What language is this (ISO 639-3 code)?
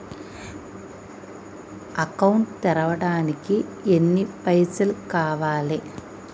tel